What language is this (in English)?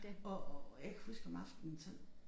Danish